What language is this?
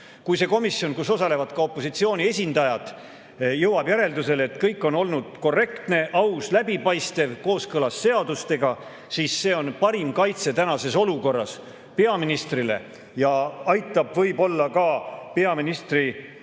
Estonian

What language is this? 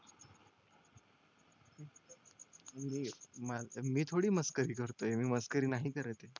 Marathi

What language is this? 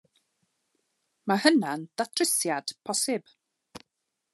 Welsh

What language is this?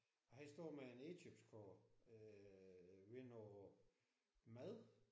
Danish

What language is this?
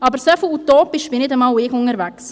Swiss German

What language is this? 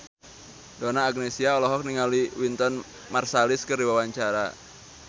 Sundanese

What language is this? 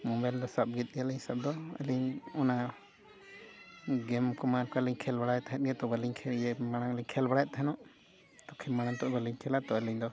Santali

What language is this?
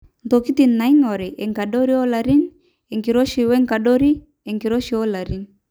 Masai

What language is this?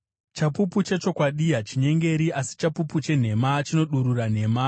Shona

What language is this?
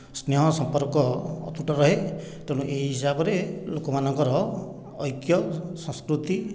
Odia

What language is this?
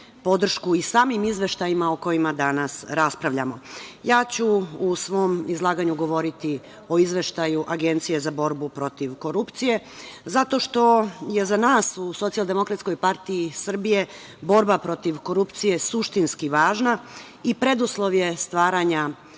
Serbian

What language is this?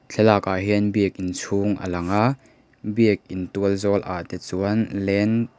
Mizo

